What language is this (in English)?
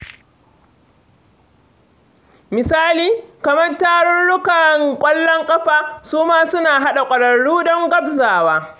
Hausa